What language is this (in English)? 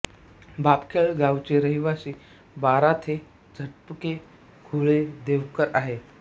Marathi